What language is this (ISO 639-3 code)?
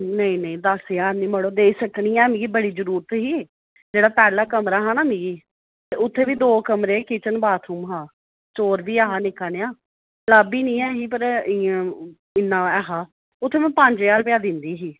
doi